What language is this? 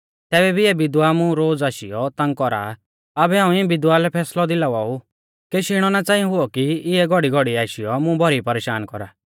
Mahasu Pahari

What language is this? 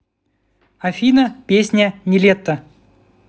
Russian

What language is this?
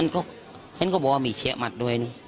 Thai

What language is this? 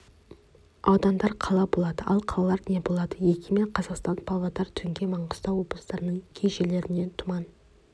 Kazakh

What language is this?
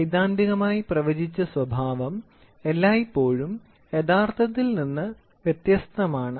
Malayalam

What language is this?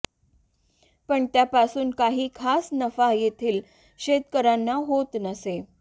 Marathi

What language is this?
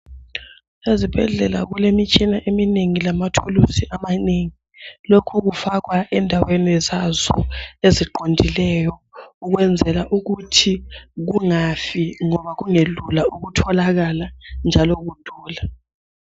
North Ndebele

